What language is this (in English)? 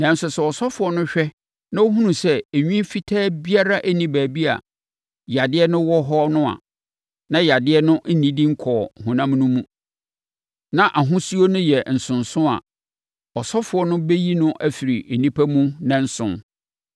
Akan